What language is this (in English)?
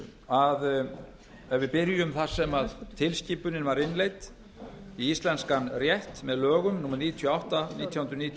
Icelandic